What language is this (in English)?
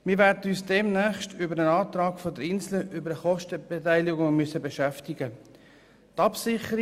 Swiss German